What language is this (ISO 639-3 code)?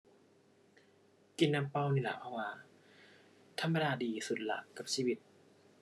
tha